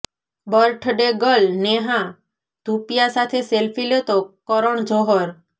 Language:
Gujarati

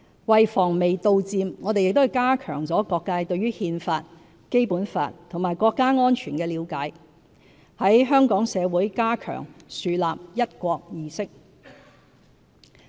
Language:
Cantonese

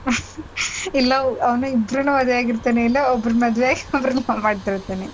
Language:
Kannada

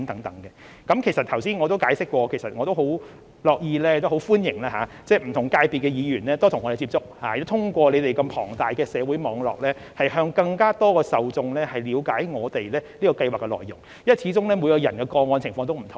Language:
Cantonese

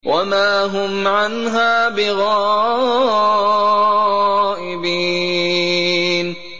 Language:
Arabic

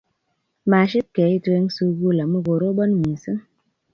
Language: Kalenjin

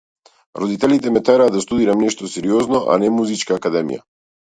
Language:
Macedonian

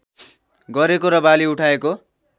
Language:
Nepali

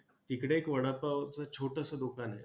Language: Marathi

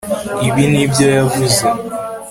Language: Kinyarwanda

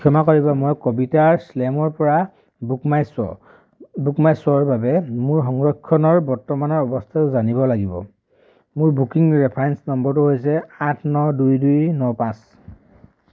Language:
Assamese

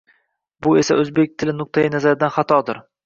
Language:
Uzbek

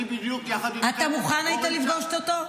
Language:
Hebrew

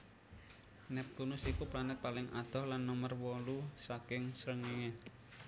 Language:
Javanese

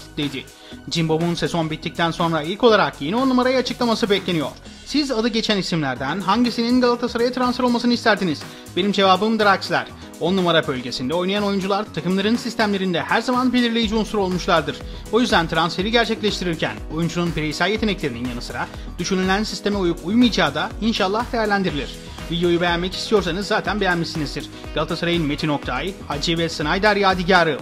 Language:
Turkish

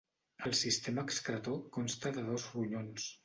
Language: Catalan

